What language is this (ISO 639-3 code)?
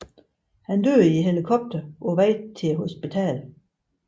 dan